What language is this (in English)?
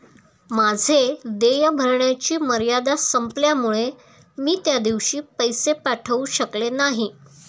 Marathi